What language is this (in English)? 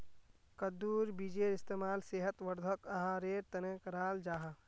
Magahi